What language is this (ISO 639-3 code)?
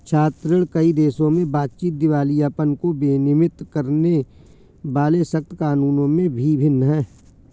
hin